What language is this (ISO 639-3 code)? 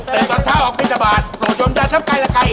tha